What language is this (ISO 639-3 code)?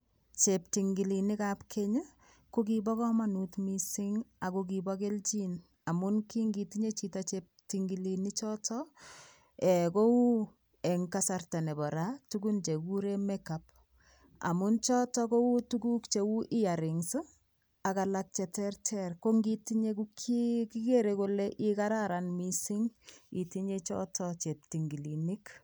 kln